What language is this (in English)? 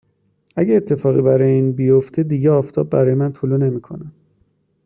Persian